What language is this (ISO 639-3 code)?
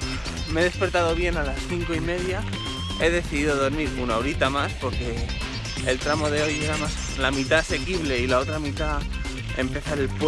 spa